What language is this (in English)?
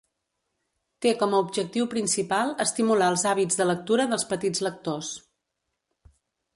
Catalan